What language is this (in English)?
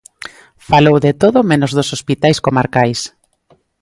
Galician